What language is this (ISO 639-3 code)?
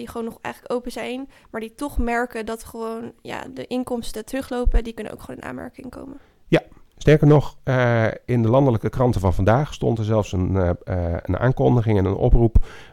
nld